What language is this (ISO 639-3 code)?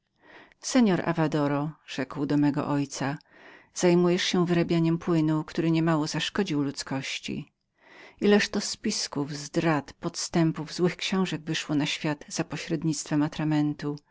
pol